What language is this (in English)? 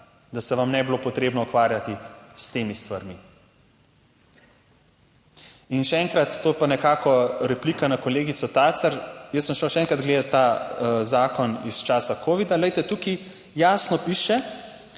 Slovenian